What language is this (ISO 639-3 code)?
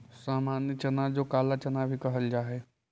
mag